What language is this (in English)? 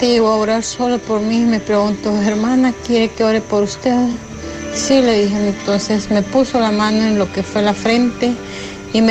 Spanish